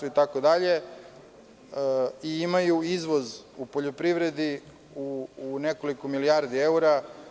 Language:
Serbian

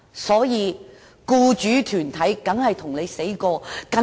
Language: Cantonese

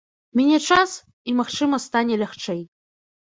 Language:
Belarusian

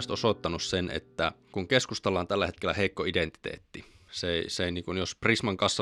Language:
Finnish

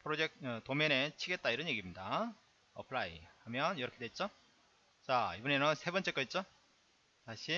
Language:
Korean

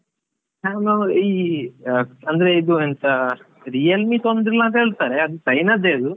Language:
Kannada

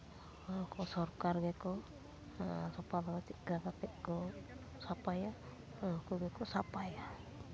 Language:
Santali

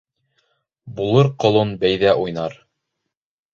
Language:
Bashkir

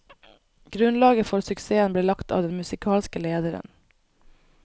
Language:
Norwegian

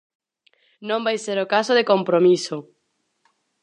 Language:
Galician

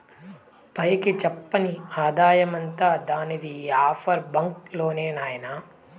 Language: Telugu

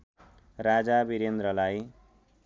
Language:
Nepali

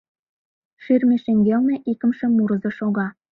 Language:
Mari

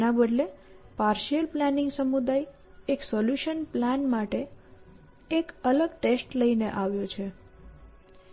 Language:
Gujarati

